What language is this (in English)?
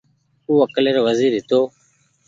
Goaria